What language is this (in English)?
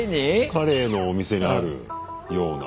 Japanese